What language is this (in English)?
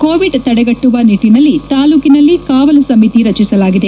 Kannada